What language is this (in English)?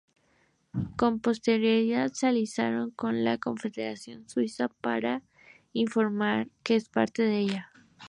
Spanish